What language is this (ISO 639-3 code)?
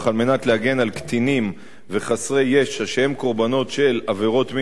heb